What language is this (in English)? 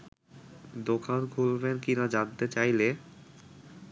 Bangla